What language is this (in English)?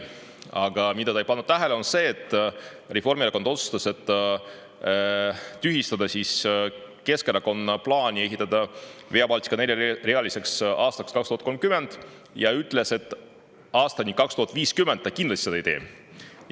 Estonian